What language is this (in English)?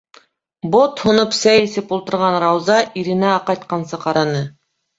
Bashkir